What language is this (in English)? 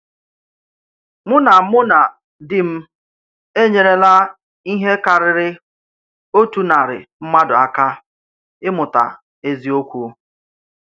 Igbo